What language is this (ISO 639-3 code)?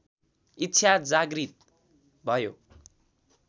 nep